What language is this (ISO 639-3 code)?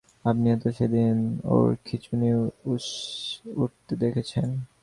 ben